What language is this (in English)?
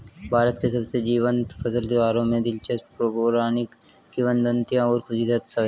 Hindi